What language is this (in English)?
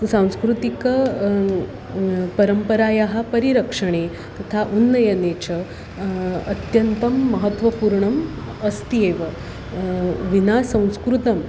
Sanskrit